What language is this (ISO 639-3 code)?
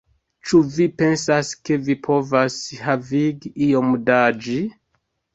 epo